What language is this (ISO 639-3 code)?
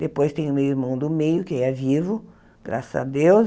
por